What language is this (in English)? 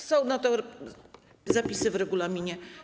Polish